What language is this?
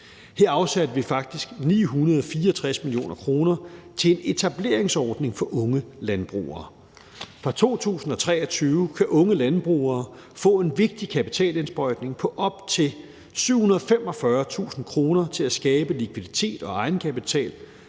Danish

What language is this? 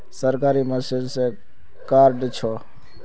Magahi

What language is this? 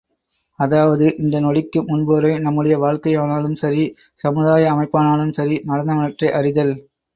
Tamil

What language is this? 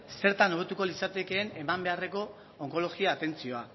Basque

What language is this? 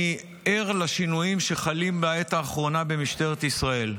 Hebrew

